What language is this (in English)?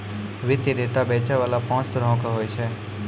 Maithili